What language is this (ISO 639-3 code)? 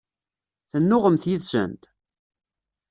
kab